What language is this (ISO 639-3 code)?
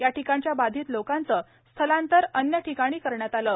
mar